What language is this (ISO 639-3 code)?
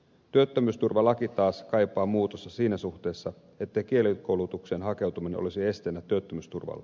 fin